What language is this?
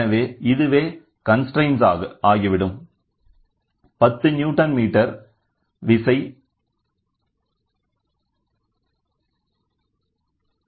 Tamil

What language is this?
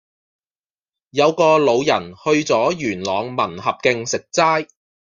Cantonese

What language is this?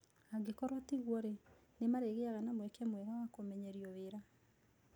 Kikuyu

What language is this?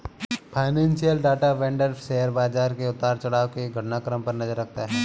Hindi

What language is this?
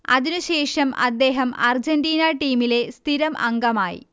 Malayalam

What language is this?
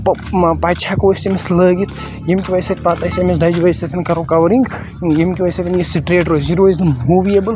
Kashmiri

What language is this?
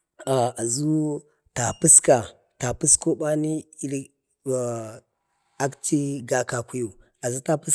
Bade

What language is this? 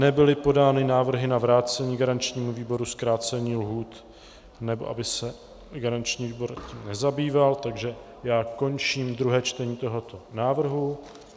Czech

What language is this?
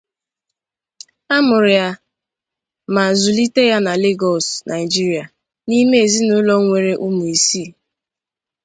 Igbo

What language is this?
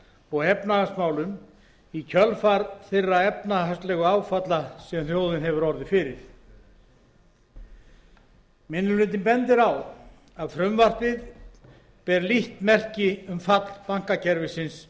Icelandic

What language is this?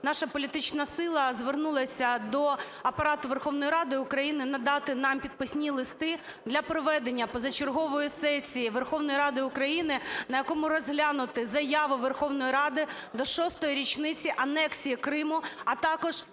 Ukrainian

